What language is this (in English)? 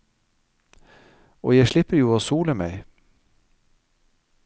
Norwegian